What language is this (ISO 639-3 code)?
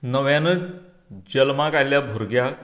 kok